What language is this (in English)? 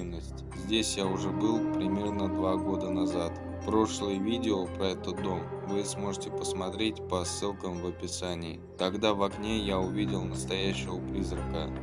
Russian